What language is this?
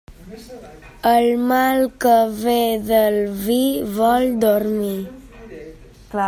Catalan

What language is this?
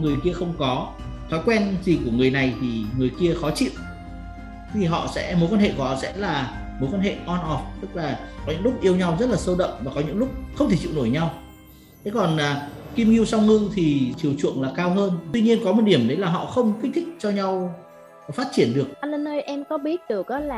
Vietnamese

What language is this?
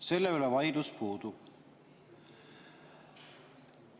Estonian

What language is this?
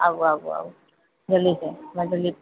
Maithili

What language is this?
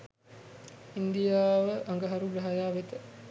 Sinhala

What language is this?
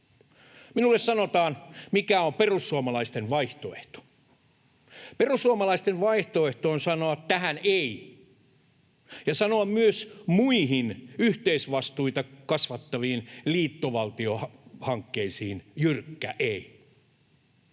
Finnish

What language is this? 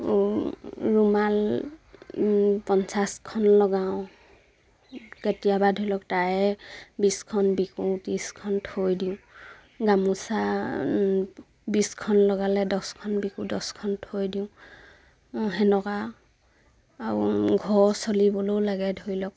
Assamese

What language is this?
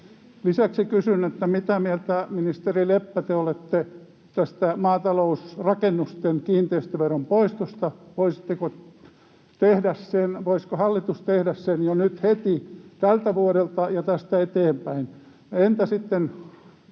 Finnish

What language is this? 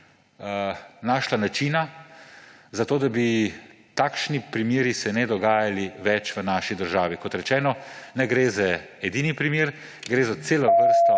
Slovenian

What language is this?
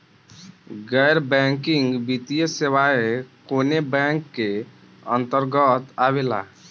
Bhojpuri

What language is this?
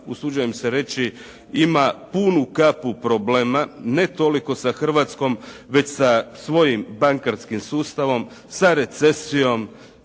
Croatian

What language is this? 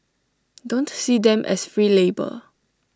English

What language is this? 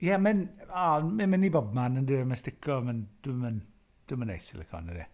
Welsh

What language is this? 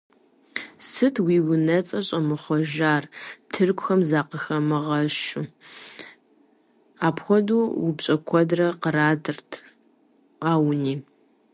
Kabardian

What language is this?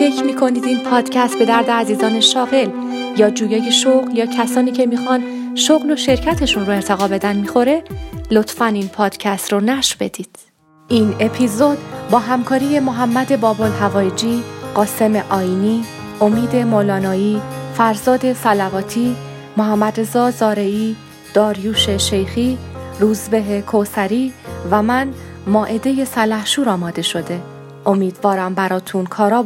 Persian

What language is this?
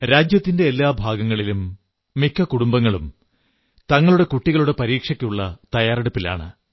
Malayalam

